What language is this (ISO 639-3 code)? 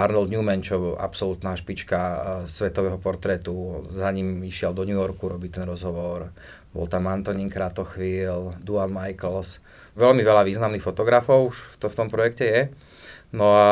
slk